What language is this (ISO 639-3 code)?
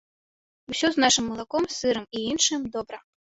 bel